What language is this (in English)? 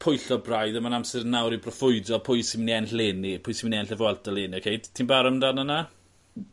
Welsh